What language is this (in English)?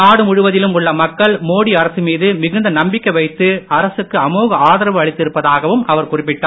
Tamil